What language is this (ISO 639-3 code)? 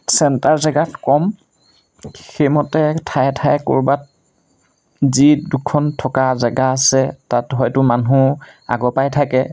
asm